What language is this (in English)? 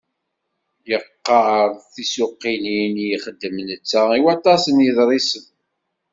Kabyle